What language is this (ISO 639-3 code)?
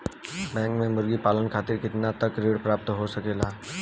bho